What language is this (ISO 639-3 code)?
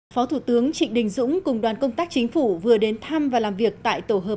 vie